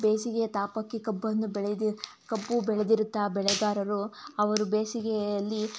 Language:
Kannada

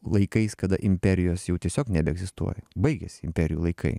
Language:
Lithuanian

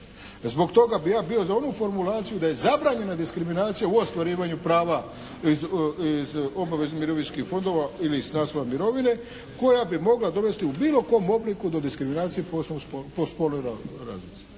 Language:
Croatian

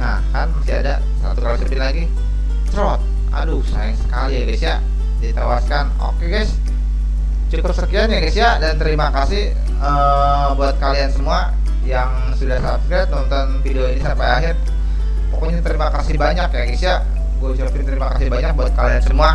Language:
Indonesian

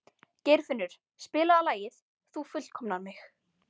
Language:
Icelandic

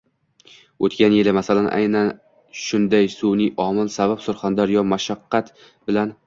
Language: Uzbek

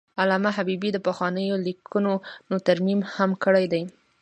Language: Pashto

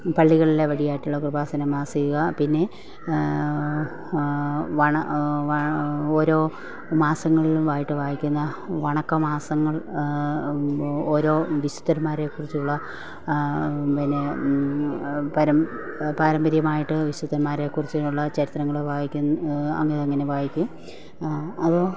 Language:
Malayalam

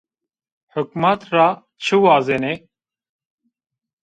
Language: Zaza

